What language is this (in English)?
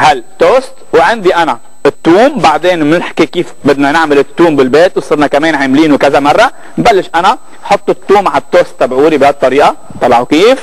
Arabic